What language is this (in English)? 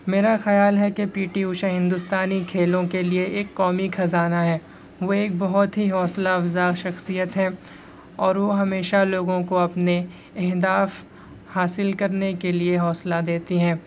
Urdu